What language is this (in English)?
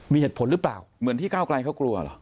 Thai